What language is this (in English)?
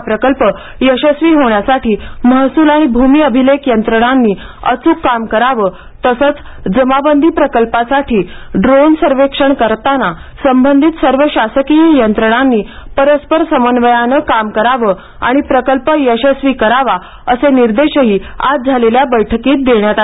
Marathi